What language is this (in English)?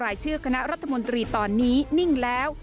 Thai